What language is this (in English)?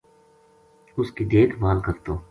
Gujari